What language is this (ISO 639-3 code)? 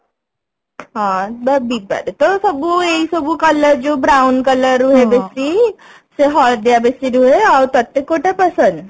ori